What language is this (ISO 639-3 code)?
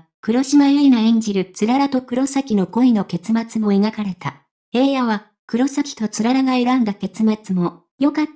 jpn